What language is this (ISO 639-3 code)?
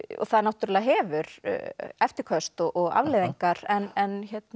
isl